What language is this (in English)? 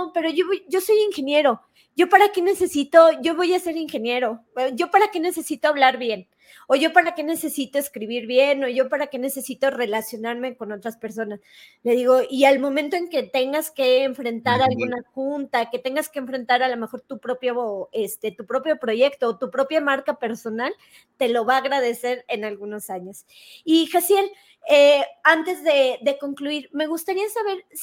Spanish